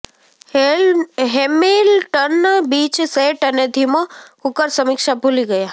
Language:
Gujarati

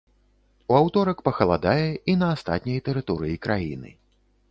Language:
Belarusian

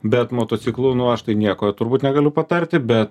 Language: Lithuanian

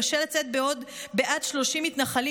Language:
Hebrew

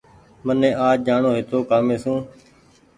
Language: Goaria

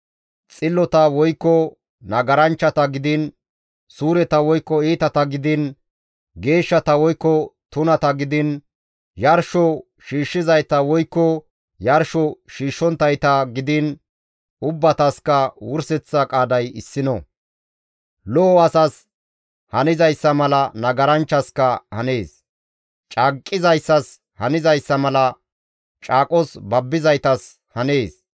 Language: Gamo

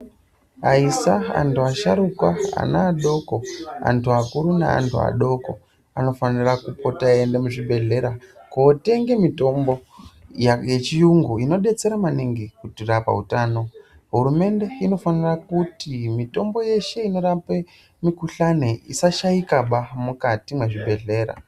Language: Ndau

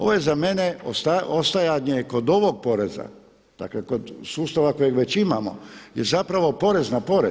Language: Croatian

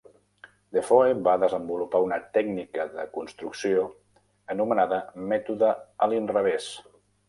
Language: Catalan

